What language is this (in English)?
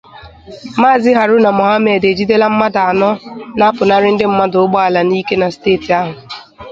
Igbo